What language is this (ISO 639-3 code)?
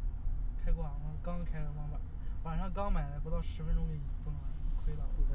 zho